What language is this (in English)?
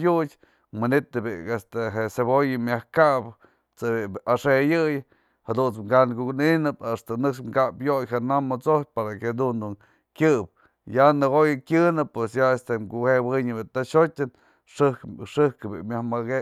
Mazatlán Mixe